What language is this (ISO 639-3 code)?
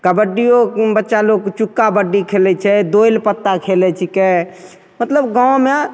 mai